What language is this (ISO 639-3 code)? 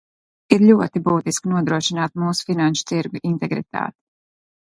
lav